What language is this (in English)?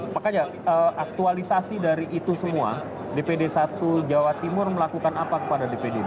Indonesian